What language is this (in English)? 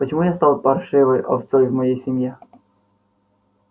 Russian